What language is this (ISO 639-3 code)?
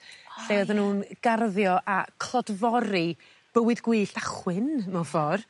cym